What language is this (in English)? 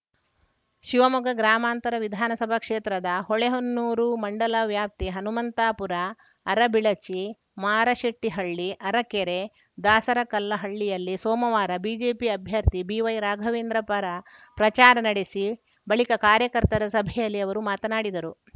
Kannada